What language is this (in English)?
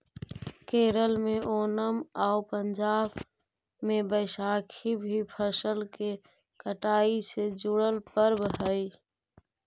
Magahi